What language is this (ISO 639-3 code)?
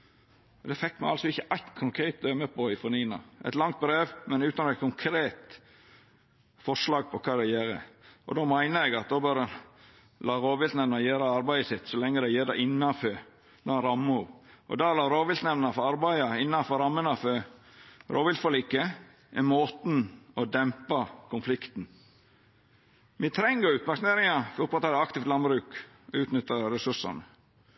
nno